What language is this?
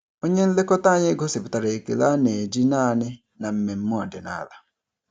Igbo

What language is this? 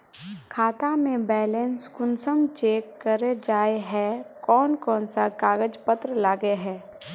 Magahi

